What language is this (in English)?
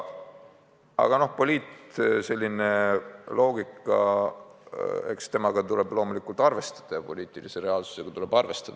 Estonian